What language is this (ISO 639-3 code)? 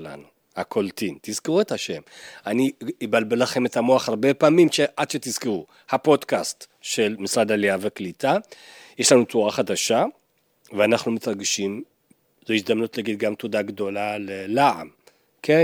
heb